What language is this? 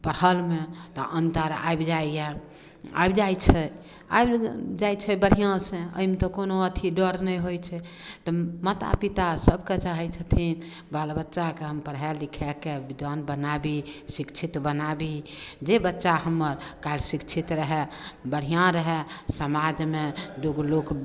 Maithili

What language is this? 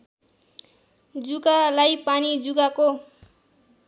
Nepali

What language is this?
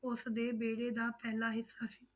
Punjabi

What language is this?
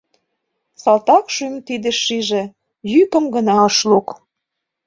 Mari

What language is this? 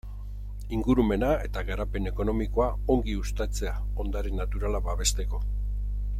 Basque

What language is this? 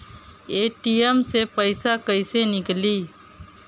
Bhojpuri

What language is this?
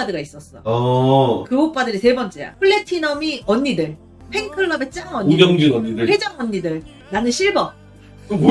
Korean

